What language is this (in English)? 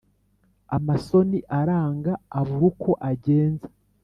Kinyarwanda